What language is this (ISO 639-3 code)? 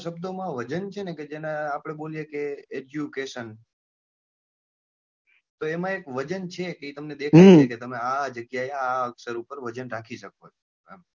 guj